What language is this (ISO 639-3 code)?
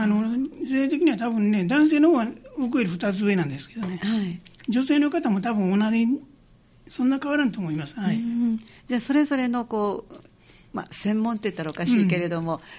jpn